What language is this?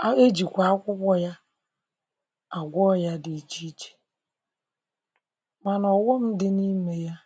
Igbo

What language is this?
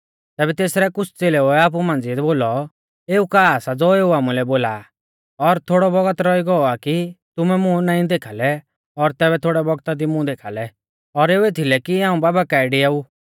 Mahasu Pahari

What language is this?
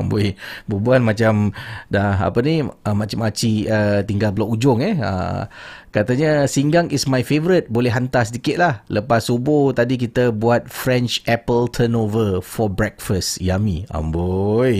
Malay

